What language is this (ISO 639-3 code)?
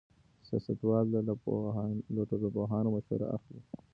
pus